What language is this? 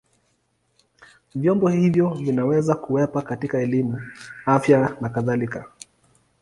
Swahili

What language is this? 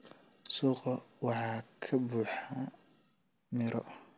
Somali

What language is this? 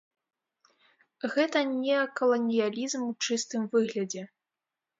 Belarusian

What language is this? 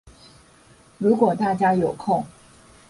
Chinese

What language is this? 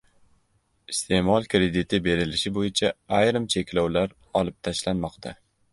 Uzbek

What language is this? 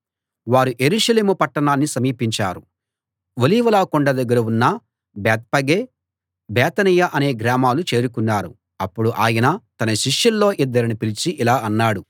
Telugu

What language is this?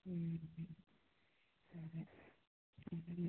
Maithili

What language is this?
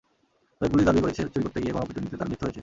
Bangla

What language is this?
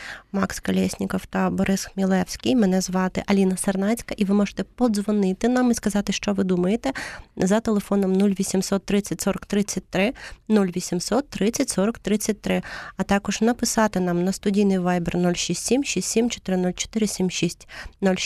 Ukrainian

